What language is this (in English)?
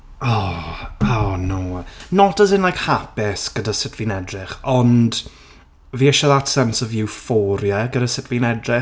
Welsh